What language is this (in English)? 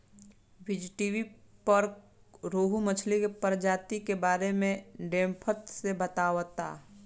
Bhojpuri